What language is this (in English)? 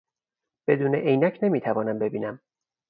Persian